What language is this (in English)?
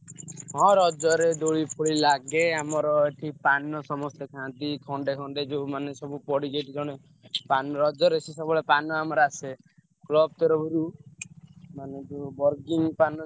Odia